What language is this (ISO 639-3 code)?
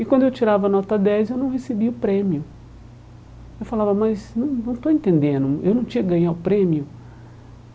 por